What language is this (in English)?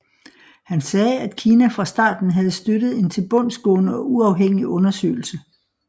Danish